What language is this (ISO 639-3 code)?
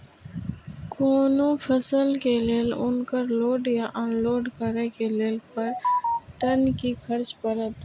mai